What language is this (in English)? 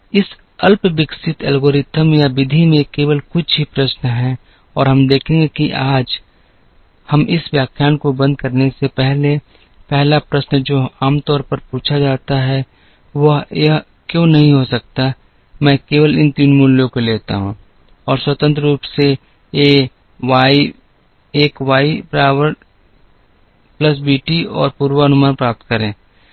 Hindi